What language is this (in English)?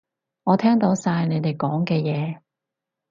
Cantonese